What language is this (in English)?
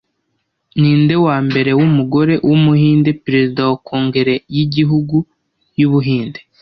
Kinyarwanda